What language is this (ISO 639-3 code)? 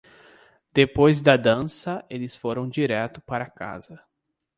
por